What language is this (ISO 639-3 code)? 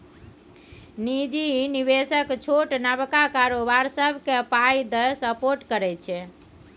mai